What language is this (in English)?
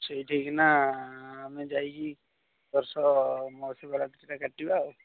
Odia